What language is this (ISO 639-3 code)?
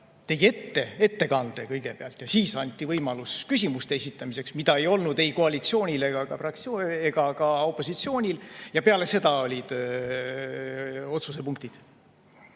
est